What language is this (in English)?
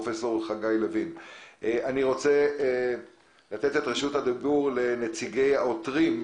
Hebrew